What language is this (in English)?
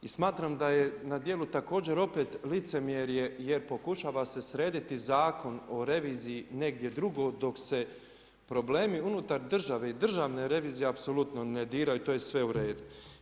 Croatian